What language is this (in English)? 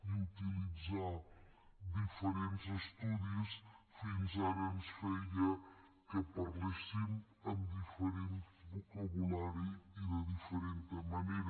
Catalan